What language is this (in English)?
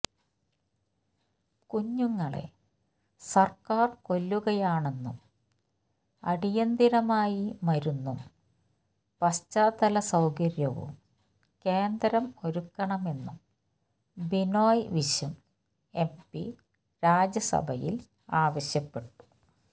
Malayalam